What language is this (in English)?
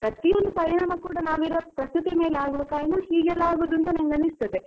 Kannada